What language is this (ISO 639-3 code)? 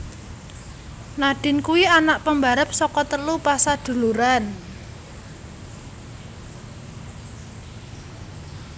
jav